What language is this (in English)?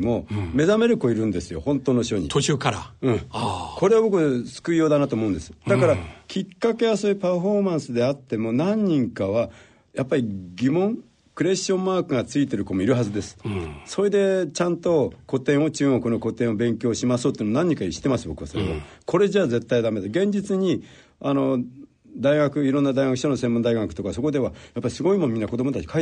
Japanese